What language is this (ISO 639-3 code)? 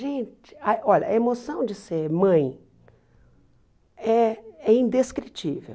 por